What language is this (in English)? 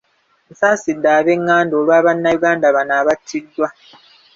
Ganda